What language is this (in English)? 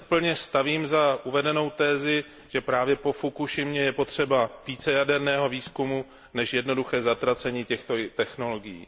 Czech